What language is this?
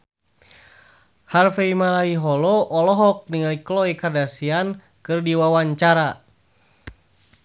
Sundanese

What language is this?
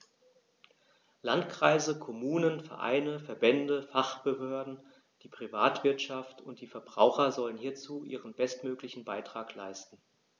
German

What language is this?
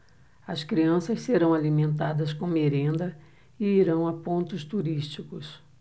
Portuguese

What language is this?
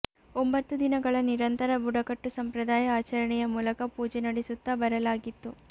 Kannada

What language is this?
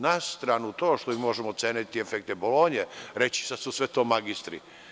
Serbian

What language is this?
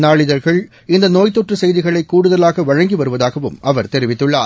Tamil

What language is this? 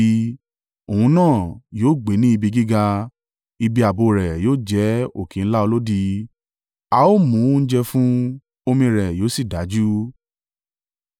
Yoruba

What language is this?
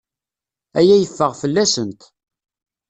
Kabyle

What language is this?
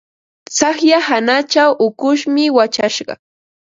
Ambo-Pasco Quechua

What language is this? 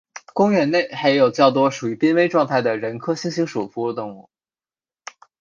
Chinese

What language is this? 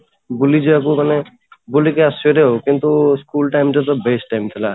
Odia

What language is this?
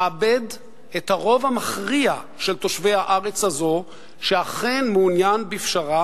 Hebrew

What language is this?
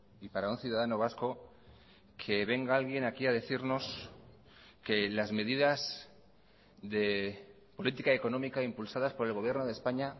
Spanish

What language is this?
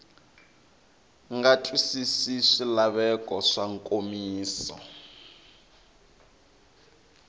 Tsonga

